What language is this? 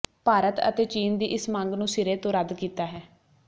Punjabi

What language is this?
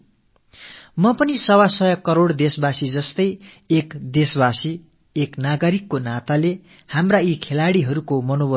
Tamil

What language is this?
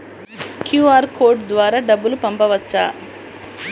Telugu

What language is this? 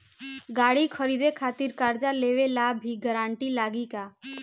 Bhojpuri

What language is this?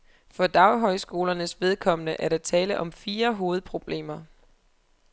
Danish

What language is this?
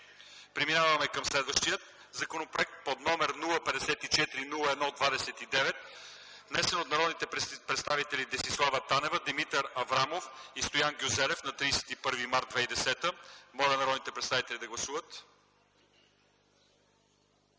Bulgarian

